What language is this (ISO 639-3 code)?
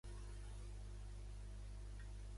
cat